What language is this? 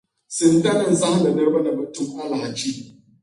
Dagbani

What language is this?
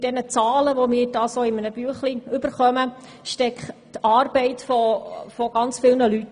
Swiss German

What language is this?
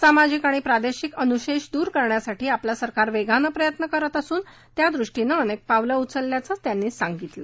Marathi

